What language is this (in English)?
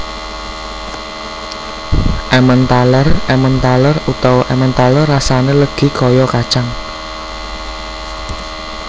Javanese